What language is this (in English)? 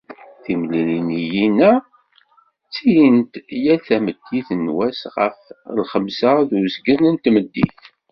Kabyle